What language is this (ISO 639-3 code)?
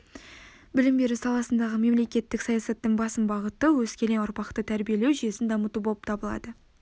kaz